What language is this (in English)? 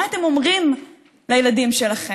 Hebrew